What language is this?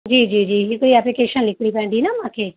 Sindhi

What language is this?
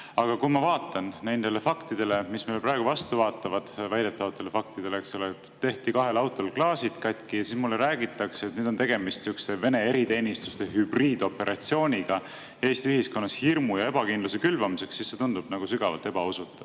Estonian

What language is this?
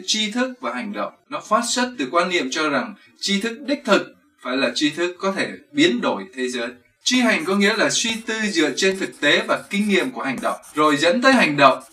Vietnamese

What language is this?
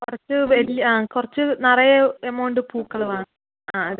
Malayalam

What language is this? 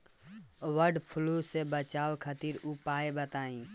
Bhojpuri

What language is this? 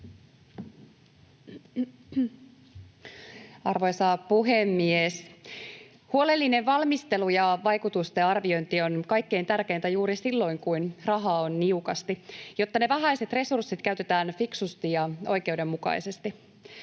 Finnish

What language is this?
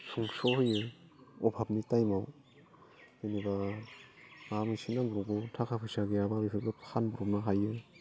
Bodo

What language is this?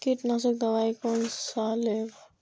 Maithili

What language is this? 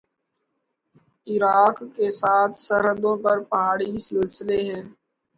Urdu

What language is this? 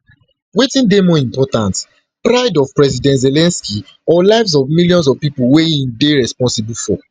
Nigerian Pidgin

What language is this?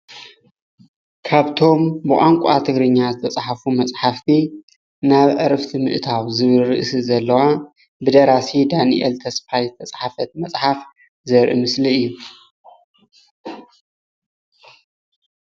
Tigrinya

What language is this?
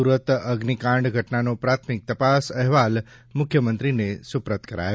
Gujarati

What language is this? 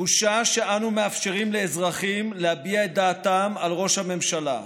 Hebrew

